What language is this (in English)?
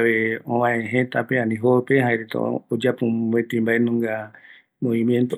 Eastern Bolivian Guaraní